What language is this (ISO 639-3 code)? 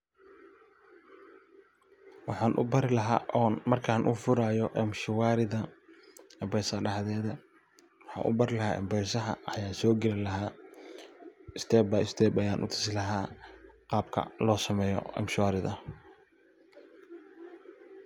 som